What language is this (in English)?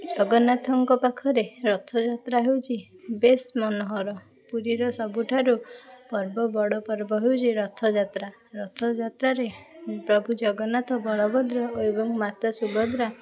Odia